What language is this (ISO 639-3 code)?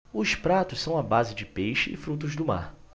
por